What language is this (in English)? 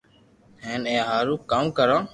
Loarki